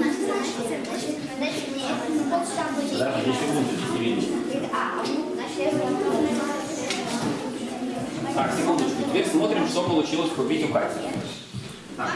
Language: Russian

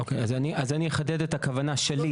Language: Hebrew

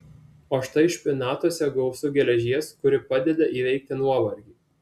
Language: Lithuanian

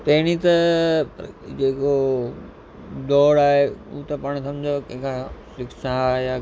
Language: Sindhi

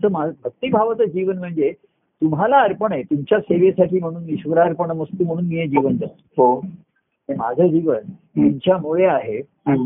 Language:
Marathi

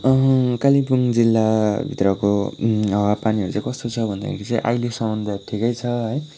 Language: Nepali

